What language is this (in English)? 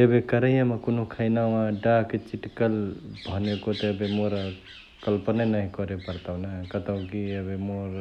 Chitwania Tharu